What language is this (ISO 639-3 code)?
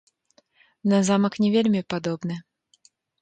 bel